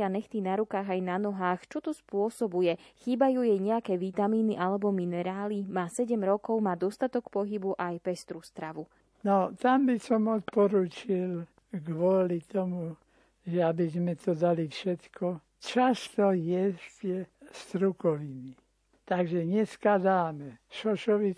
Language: Slovak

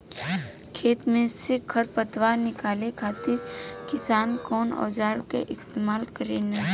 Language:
Bhojpuri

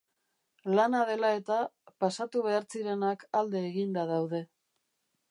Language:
Basque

